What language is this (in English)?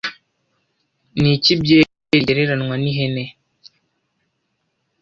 Kinyarwanda